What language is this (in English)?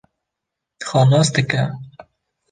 Kurdish